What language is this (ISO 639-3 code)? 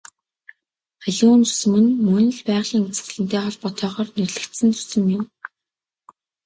mon